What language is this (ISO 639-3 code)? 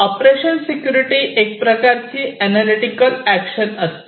mar